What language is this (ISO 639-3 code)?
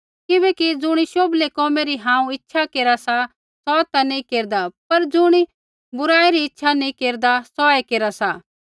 kfx